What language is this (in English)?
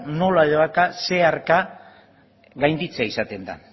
Basque